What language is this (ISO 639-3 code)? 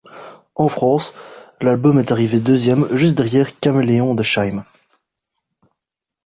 fra